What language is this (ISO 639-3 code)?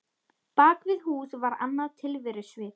isl